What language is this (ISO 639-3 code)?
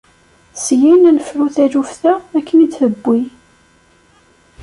kab